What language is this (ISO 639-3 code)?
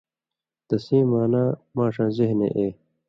mvy